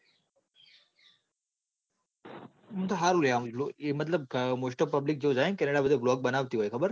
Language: Gujarati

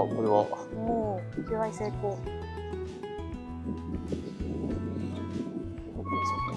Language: Japanese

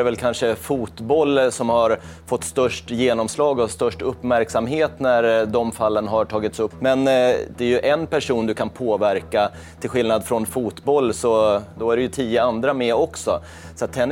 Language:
Swedish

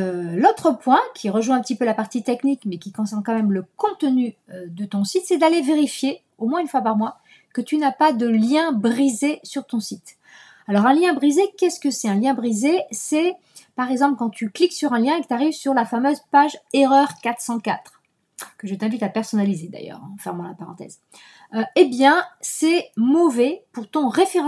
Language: French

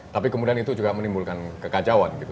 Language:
Indonesian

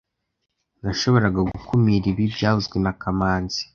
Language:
Kinyarwanda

